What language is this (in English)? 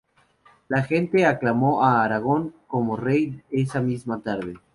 Spanish